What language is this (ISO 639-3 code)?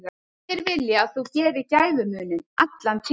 isl